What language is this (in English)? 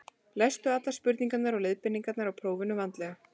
Icelandic